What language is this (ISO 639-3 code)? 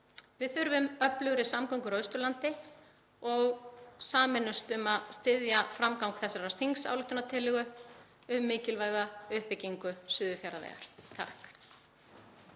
isl